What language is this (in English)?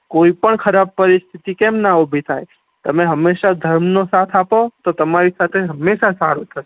Gujarati